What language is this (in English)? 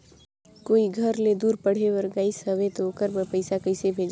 Chhattisgarhi